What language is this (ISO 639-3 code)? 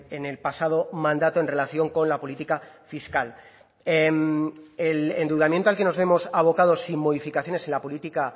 spa